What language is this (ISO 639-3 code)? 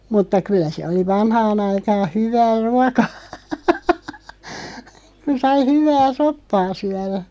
fin